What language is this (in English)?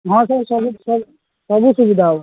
Odia